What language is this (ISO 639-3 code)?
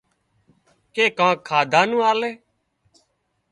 kxp